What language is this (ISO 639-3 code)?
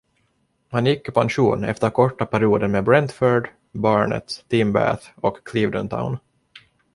swe